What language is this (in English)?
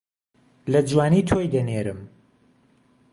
Central Kurdish